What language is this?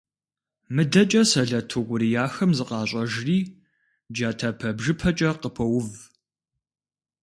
Kabardian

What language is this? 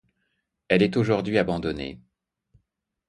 French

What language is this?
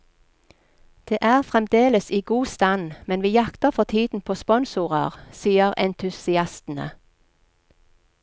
Norwegian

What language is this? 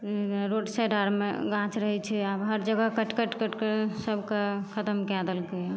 Maithili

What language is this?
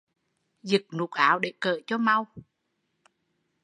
Vietnamese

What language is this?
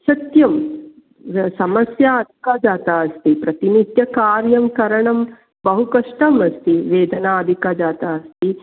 Sanskrit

